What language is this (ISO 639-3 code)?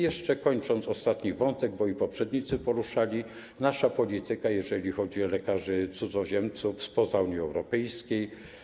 pol